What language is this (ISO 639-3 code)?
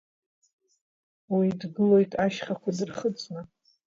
abk